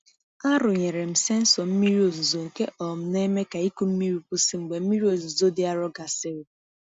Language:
Igbo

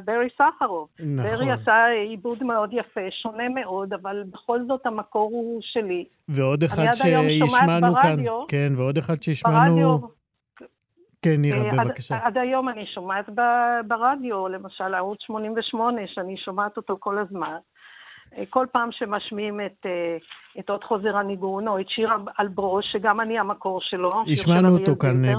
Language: Hebrew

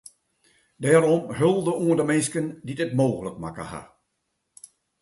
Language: Western Frisian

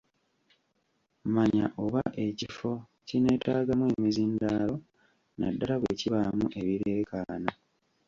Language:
Ganda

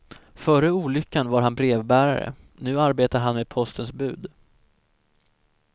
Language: Swedish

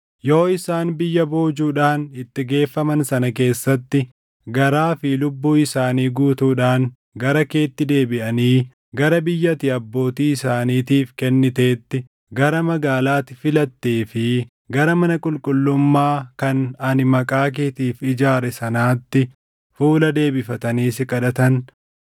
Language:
Oromo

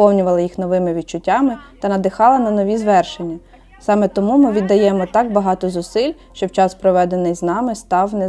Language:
Ukrainian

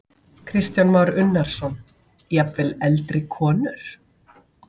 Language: Icelandic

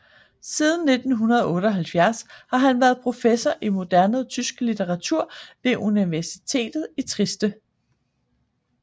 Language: Danish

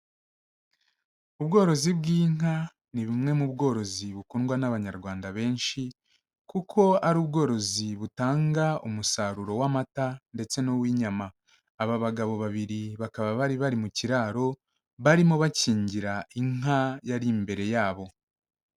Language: Kinyarwanda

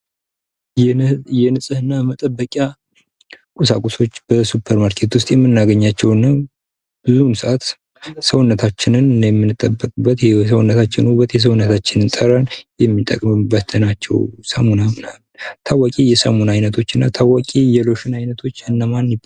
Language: Amharic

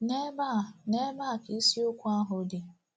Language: Igbo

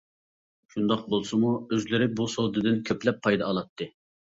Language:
Uyghur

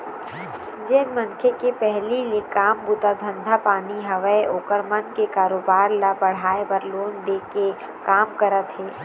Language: Chhattisgarhi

